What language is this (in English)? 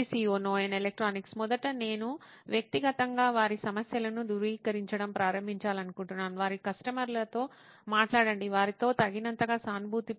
Telugu